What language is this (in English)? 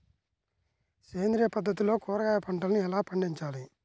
Telugu